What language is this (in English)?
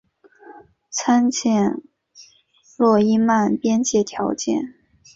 Chinese